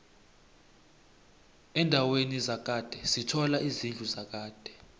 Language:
South Ndebele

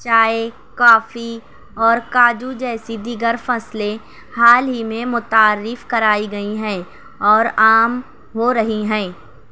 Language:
Urdu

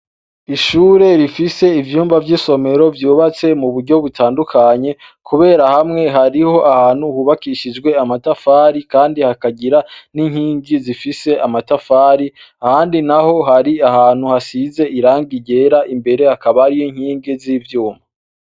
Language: Rundi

